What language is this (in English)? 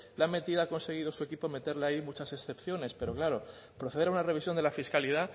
Spanish